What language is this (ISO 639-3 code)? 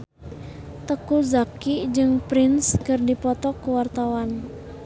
sun